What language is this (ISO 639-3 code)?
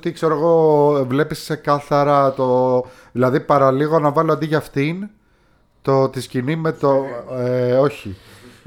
ell